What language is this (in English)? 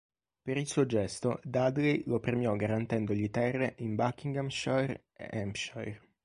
Italian